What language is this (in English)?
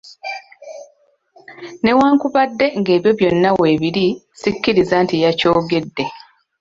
Ganda